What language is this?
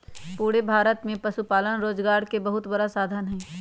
Magahi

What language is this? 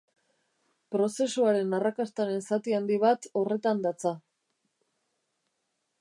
Basque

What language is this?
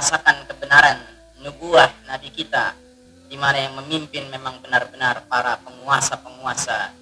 Indonesian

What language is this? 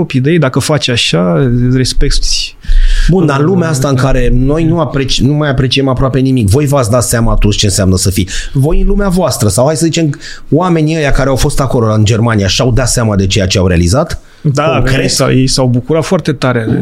Romanian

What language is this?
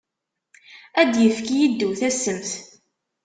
Kabyle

